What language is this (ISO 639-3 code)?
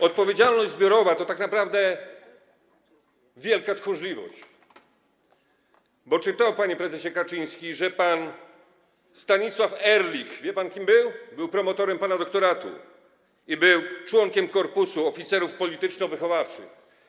pol